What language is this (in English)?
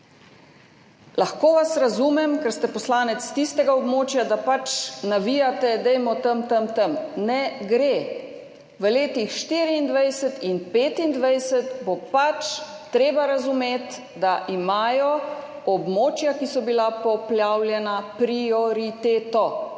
Slovenian